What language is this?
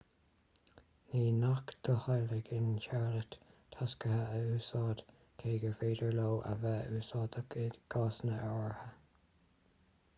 Irish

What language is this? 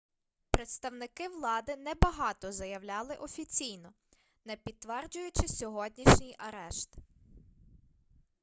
Ukrainian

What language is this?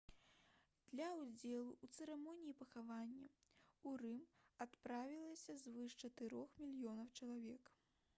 Belarusian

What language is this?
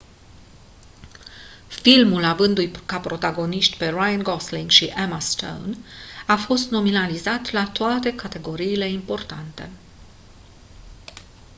Romanian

